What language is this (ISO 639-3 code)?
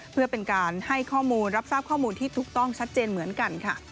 tha